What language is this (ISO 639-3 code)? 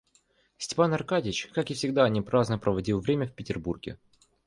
rus